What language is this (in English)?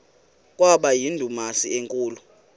Xhosa